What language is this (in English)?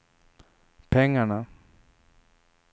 Swedish